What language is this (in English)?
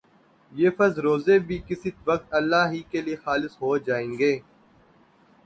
Urdu